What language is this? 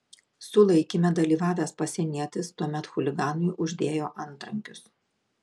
Lithuanian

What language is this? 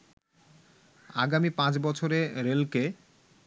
Bangla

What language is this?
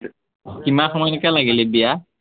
Assamese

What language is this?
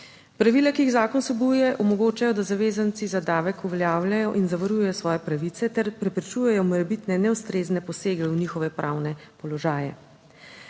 Slovenian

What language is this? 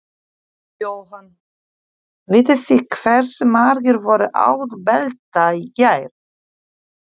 Icelandic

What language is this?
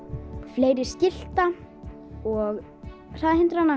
Icelandic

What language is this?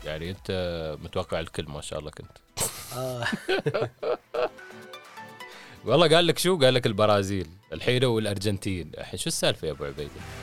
Arabic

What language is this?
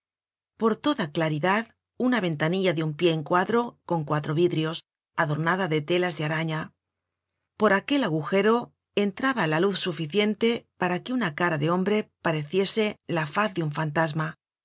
Spanish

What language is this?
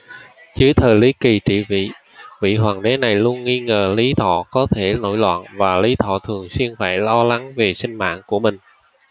Vietnamese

